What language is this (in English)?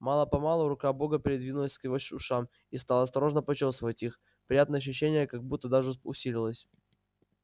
Russian